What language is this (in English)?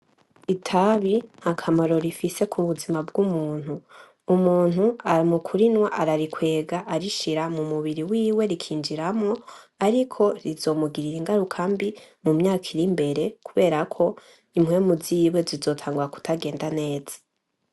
Rundi